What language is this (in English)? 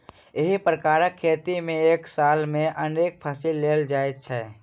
Maithili